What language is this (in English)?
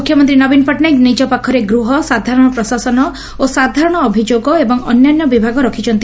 Odia